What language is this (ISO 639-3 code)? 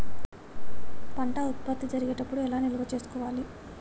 tel